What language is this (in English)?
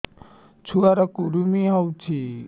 Odia